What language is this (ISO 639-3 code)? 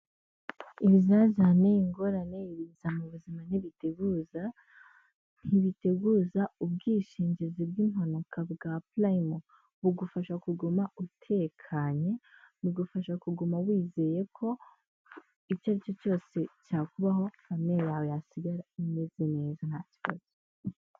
kin